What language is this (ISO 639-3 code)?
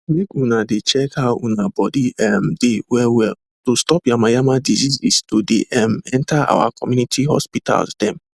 pcm